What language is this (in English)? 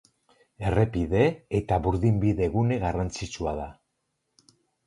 Basque